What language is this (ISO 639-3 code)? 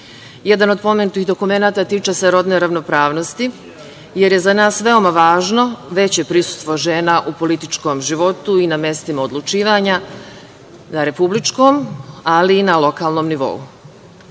srp